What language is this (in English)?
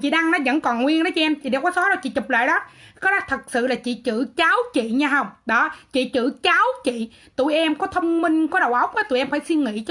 Vietnamese